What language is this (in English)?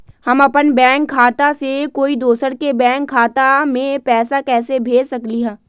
Magahi